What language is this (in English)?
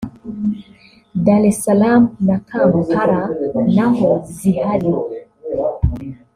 Kinyarwanda